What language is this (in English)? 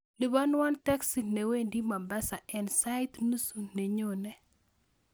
Kalenjin